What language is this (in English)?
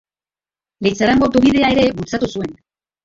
Basque